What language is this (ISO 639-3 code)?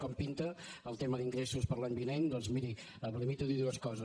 cat